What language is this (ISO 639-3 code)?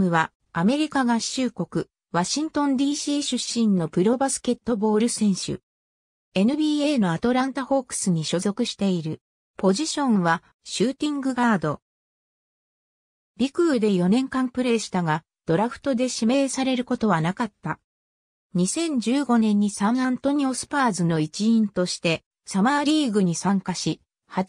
jpn